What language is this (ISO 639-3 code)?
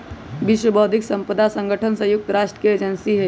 mag